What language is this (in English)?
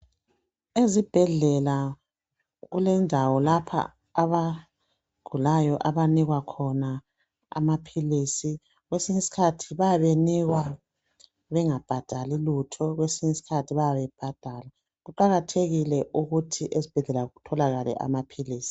North Ndebele